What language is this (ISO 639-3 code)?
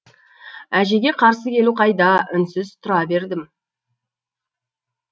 kaz